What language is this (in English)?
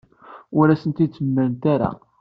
Kabyle